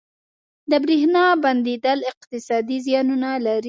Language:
Pashto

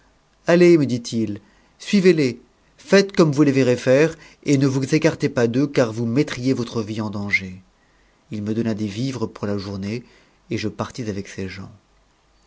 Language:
French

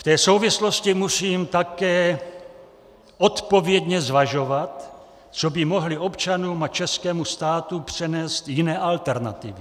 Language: Czech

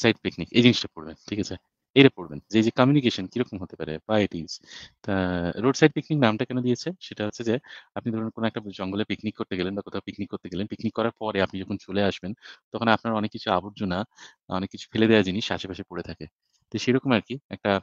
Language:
Bangla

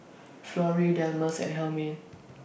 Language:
English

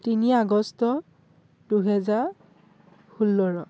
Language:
Assamese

